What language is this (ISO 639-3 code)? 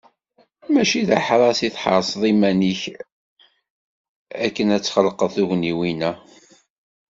kab